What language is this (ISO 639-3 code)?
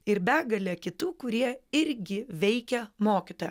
lit